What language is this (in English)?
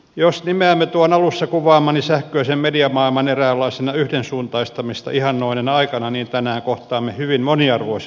Finnish